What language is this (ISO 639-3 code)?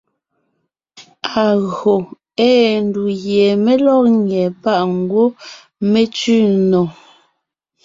nnh